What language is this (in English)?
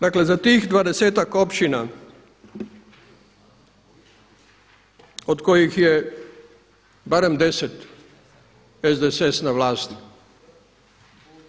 Croatian